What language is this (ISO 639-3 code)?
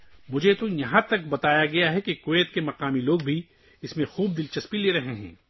urd